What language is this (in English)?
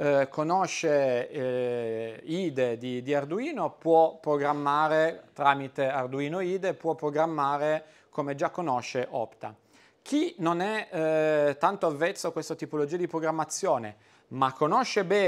Italian